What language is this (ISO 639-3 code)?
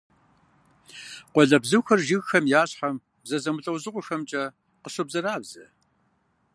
kbd